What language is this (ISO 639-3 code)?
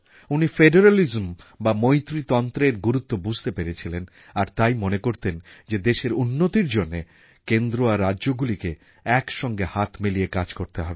ben